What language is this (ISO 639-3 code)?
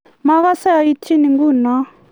kln